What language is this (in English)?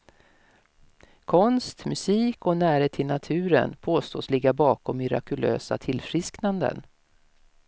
Swedish